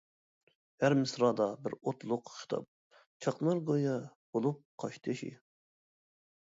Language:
Uyghur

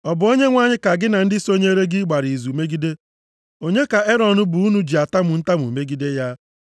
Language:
Igbo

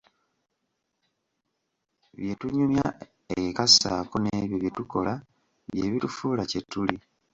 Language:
Ganda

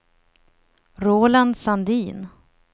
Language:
Swedish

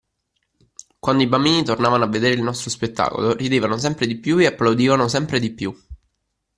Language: Italian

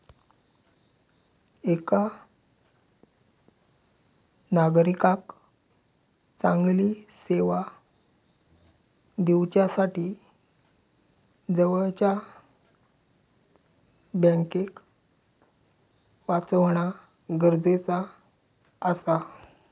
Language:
Marathi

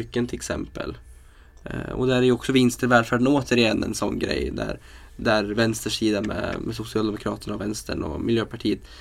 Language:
Swedish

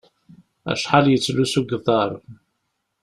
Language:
Kabyle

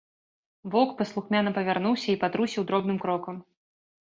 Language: Belarusian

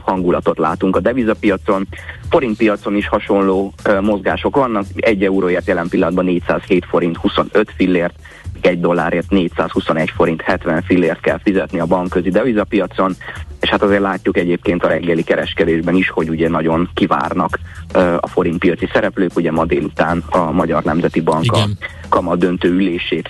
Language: Hungarian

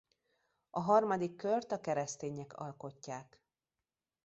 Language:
Hungarian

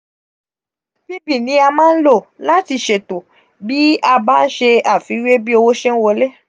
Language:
Yoruba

